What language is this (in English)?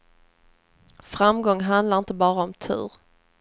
Swedish